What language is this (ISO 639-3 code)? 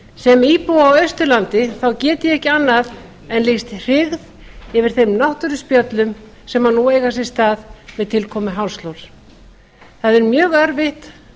isl